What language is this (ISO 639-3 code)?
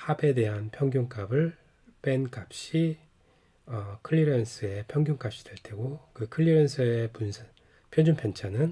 kor